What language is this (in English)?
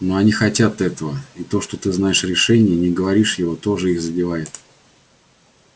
Russian